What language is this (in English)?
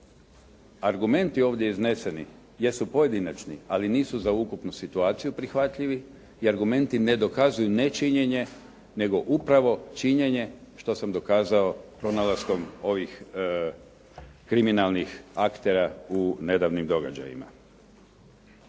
Croatian